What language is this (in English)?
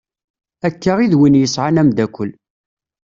Kabyle